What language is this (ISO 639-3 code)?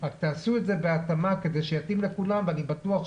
heb